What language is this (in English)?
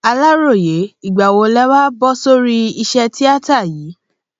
Yoruba